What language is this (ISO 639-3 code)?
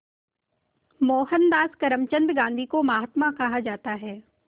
hin